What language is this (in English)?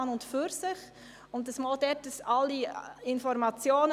Swiss German